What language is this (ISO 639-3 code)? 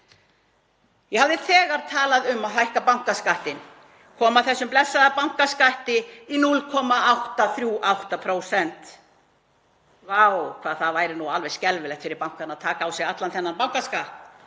isl